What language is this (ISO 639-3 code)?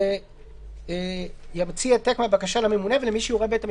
heb